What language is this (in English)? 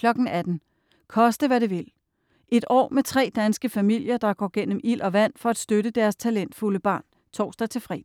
Danish